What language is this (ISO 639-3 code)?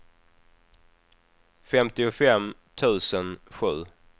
swe